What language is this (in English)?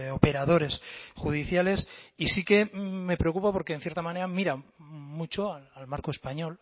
Spanish